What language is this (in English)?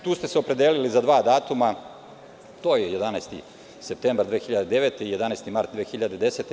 Serbian